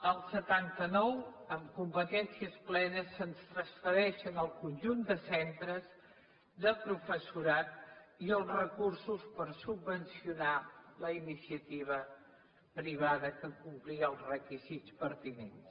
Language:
Catalan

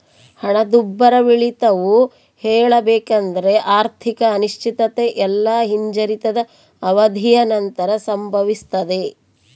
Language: Kannada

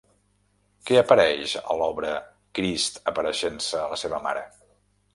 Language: Catalan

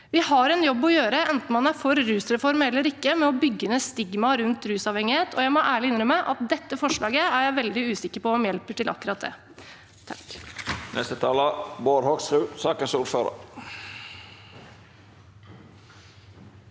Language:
Norwegian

